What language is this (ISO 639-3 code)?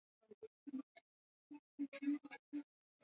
swa